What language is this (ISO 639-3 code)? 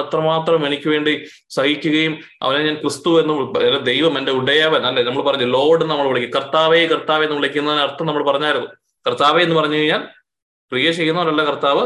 mal